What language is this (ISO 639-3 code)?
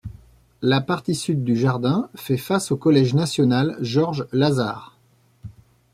fra